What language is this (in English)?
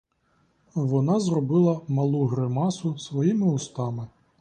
Ukrainian